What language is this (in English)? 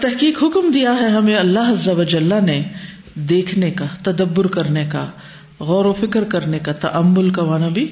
Urdu